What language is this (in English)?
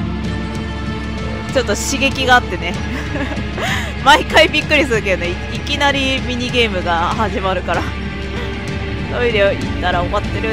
Japanese